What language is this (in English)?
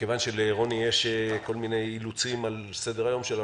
Hebrew